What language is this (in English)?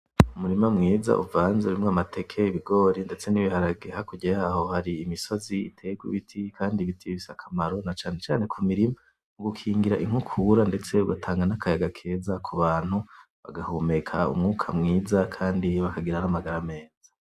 Rundi